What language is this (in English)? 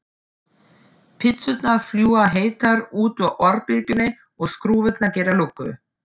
Icelandic